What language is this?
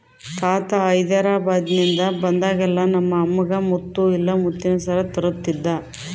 Kannada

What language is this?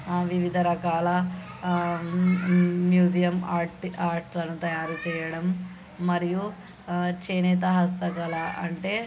Telugu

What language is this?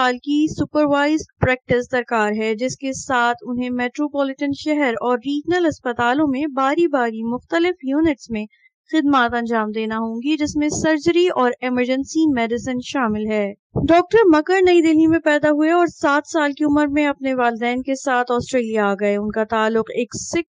Urdu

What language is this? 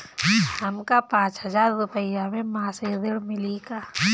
Bhojpuri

